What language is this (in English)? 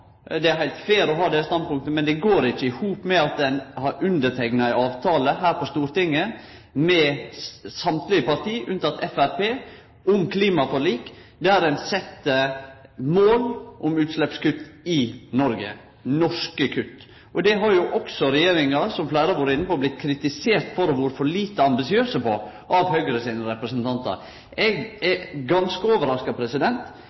Norwegian Nynorsk